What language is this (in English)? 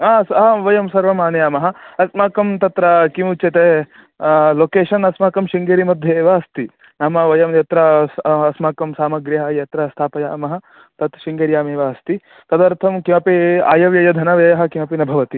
Sanskrit